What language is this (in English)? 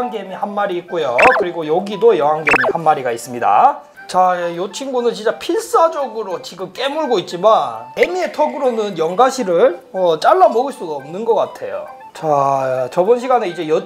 Korean